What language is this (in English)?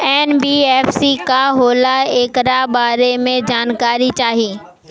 Bhojpuri